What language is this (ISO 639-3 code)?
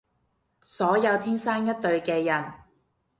yue